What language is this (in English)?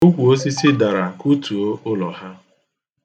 Igbo